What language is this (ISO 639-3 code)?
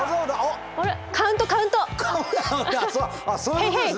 jpn